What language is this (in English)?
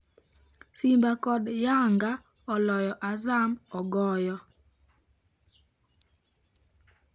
Luo (Kenya and Tanzania)